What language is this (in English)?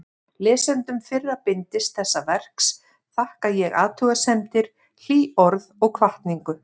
Icelandic